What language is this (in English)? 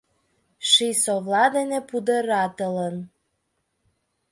Mari